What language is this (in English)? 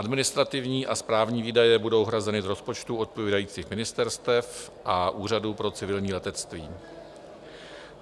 Czech